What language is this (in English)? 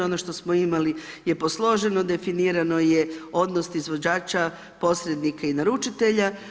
Croatian